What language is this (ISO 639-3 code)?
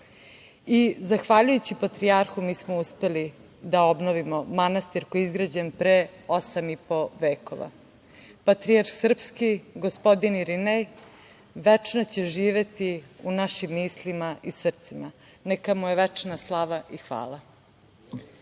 srp